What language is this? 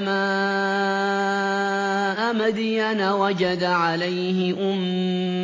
Arabic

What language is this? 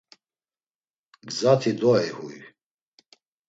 Laz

